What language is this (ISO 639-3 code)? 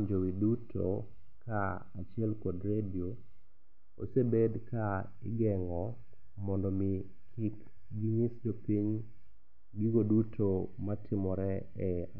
luo